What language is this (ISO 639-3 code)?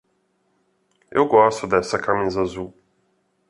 por